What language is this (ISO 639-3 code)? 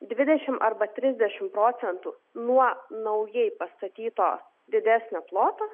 lit